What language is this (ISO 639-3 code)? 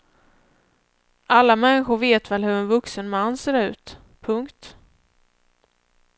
swe